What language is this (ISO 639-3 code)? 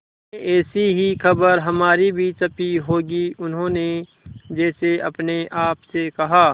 hin